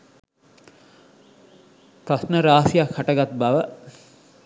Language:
Sinhala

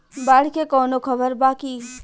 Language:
Bhojpuri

